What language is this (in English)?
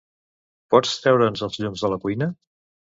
Catalan